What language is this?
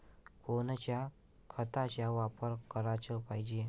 Marathi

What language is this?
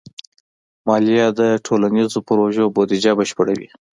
Pashto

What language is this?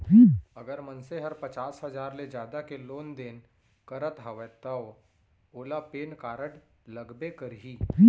Chhattisgarhi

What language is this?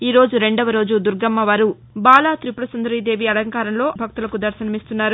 Telugu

